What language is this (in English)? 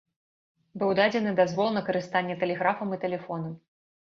Belarusian